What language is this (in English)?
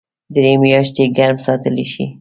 Pashto